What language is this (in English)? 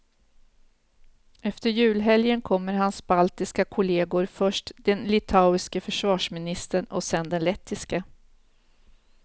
Swedish